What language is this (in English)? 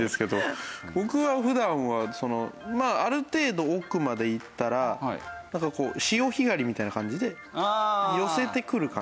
Japanese